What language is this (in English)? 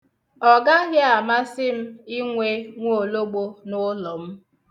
Igbo